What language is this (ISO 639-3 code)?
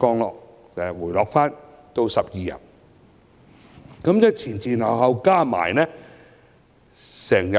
yue